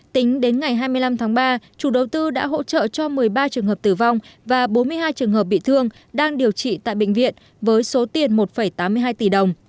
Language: Vietnamese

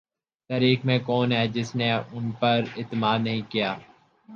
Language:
Urdu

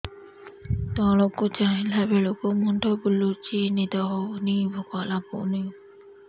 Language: Odia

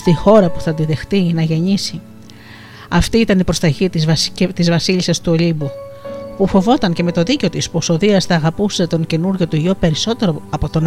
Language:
Greek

